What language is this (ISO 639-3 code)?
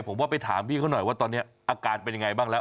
tha